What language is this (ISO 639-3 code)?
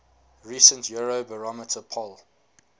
eng